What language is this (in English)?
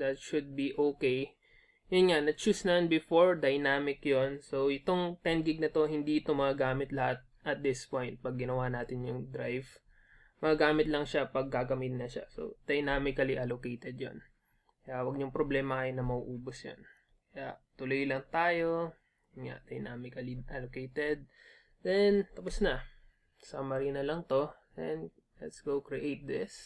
Filipino